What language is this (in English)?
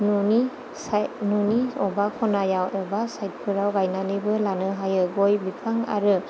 Bodo